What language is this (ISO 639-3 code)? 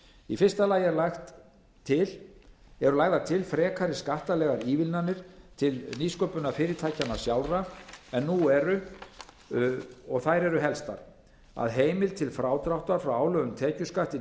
isl